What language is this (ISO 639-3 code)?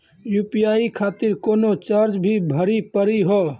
mai